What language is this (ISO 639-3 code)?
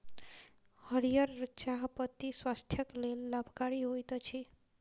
mai